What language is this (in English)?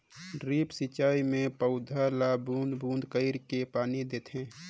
Chhattisgarhi